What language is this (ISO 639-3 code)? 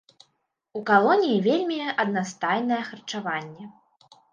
bel